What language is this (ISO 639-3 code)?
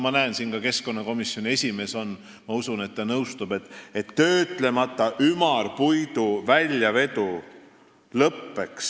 est